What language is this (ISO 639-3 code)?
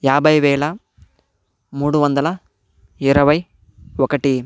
tel